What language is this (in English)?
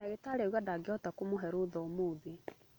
Kikuyu